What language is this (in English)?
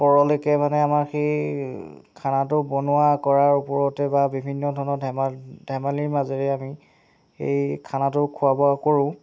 Assamese